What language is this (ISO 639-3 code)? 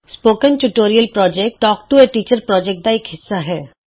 pan